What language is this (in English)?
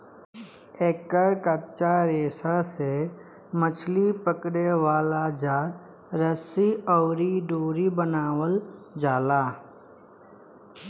Bhojpuri